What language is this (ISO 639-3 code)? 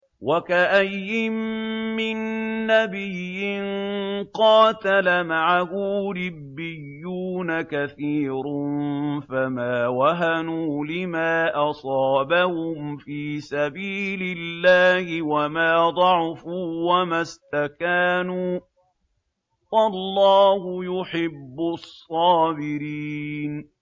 ara